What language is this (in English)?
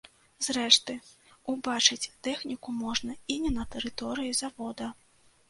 Belarusian